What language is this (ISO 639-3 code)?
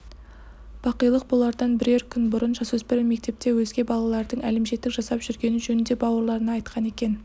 kaz